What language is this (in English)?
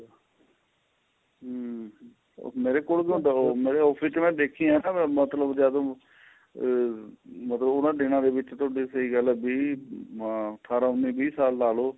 Punjabi